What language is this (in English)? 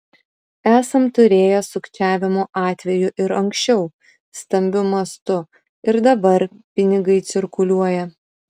Lithuanian